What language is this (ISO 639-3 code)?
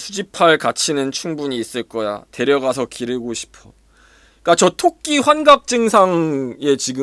kor